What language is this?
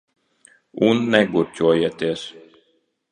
Latvian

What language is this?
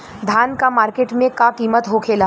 Bhojpuri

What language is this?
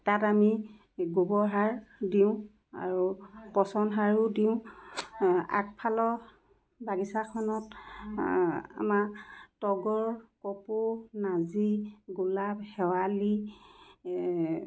Assamese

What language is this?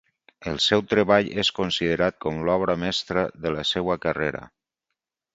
Catalan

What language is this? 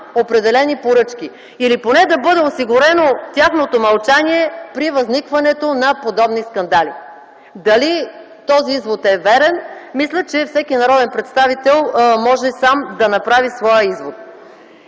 Bulgarian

